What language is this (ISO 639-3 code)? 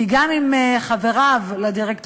heb